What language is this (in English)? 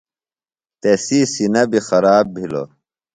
Phalura